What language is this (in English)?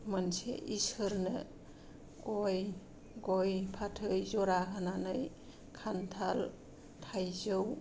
Bodo